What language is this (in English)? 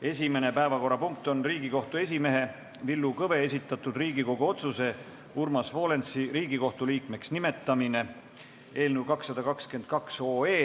Estonian